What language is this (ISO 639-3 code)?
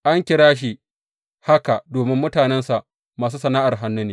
hau